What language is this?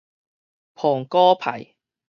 Min Nan Chinese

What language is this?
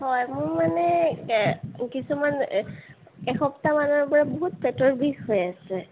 Assamese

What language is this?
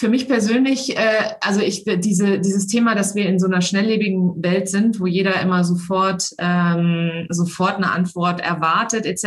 German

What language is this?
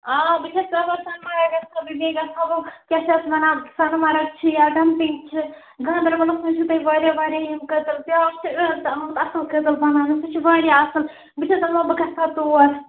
Kashmiri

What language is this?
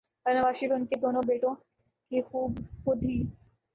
Urdu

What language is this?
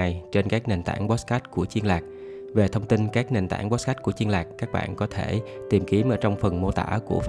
Vietnamese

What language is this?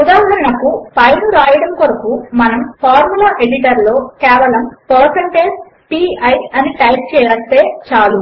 Telugu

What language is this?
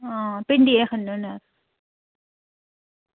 Dogri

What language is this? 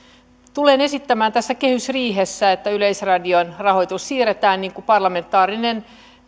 Finnish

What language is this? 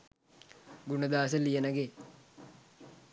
Sinhala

